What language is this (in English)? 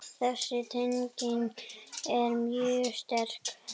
Icelandic